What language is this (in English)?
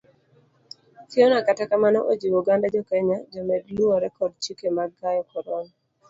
Luo (Kenya and Tanzania)